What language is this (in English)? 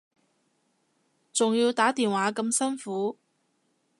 Cantonese